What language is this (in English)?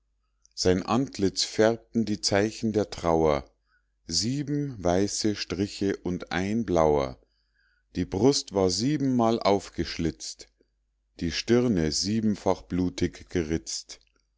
German